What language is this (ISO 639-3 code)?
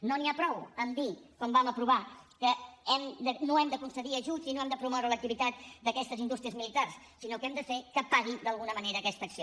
cat